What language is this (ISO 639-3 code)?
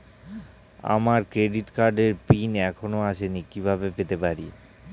ben